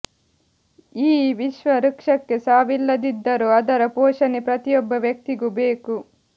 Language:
Kannada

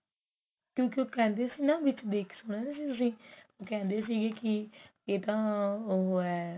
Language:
Punjabi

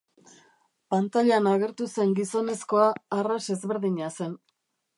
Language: Basque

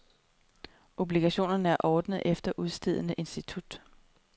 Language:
Danish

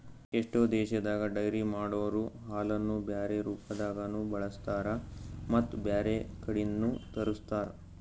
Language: Kannada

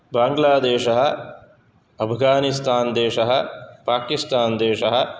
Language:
Sanskrit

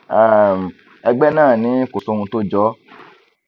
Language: Yoruba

